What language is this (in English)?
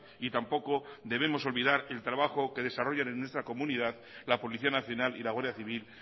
Spanish